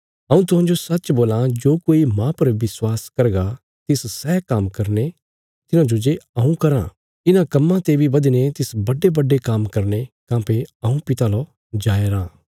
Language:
Bilaspuri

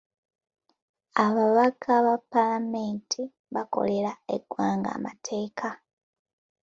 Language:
Ganda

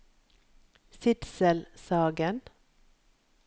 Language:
Norwegian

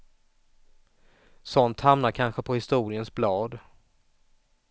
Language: Swedish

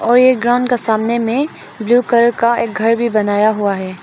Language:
Hindi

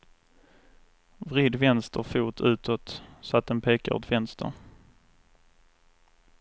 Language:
Swedish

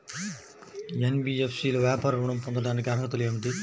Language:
Telugu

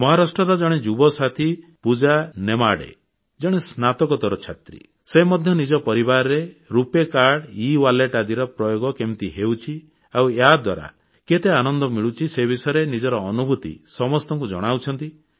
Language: Odia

